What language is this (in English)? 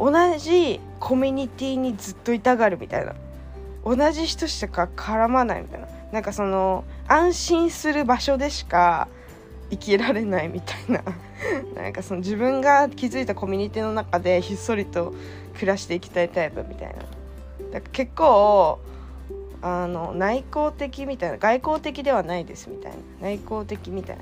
Japanese